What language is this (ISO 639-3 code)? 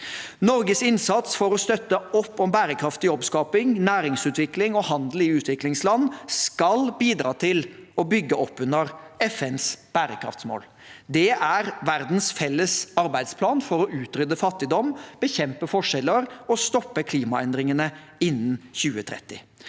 nor